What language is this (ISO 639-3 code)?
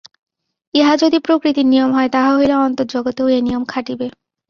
ben